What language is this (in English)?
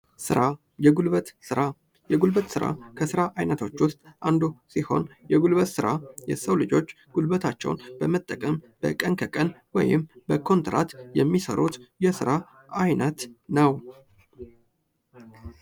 Amharic